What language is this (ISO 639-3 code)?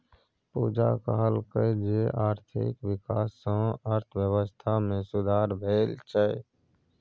mai